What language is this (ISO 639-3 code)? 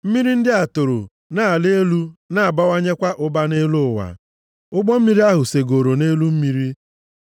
ibo